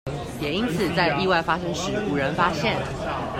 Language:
Chinese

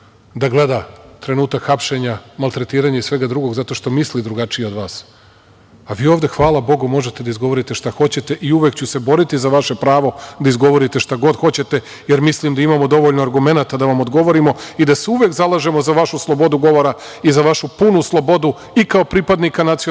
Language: Serbian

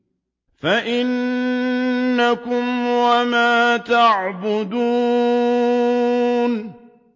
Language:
Arabic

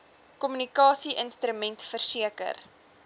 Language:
Afrikaans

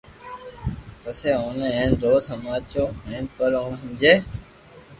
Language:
Loarki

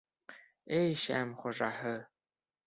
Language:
Bashkir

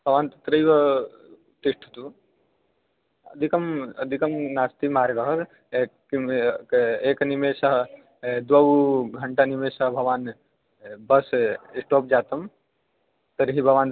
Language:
Sanskrit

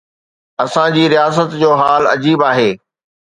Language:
Sindhi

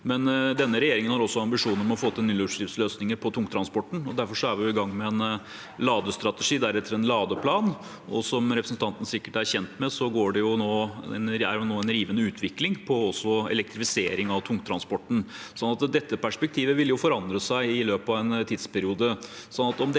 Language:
Norwegian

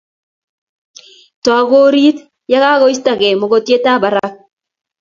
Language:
Kalenjin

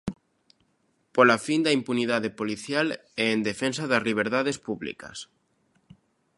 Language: Galician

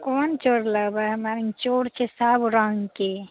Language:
Maithili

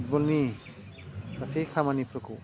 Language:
Bodo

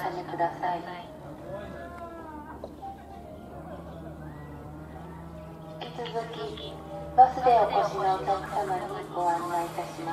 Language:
Japanese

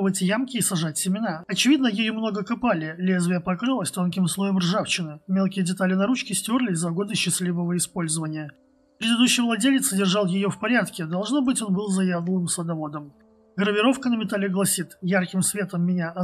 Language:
Russian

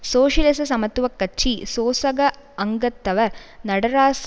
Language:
Tamil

